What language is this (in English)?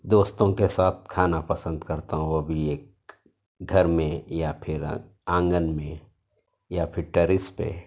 Urdu